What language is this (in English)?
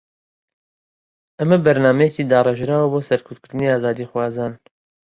Central Kurdish